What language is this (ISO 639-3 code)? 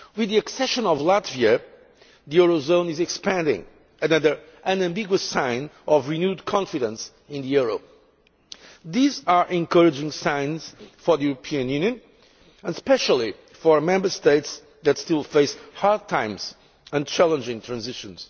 eng